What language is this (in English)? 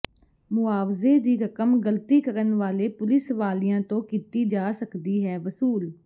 Punjabi